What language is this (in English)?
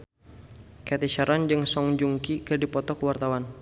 Sundanese